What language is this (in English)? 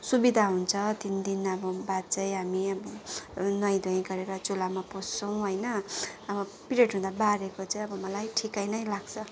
Nepali